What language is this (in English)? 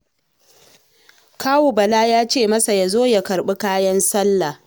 Hausa